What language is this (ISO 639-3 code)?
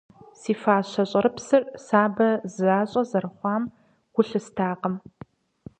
kbd